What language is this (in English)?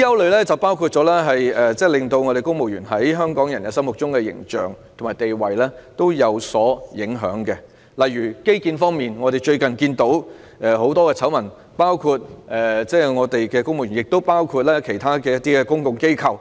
Cantonese